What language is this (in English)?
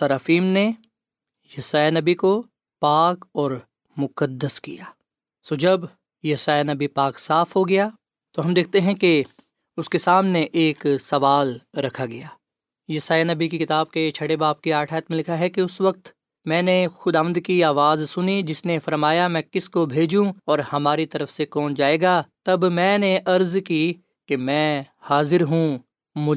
Urdu